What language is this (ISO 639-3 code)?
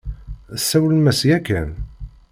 kab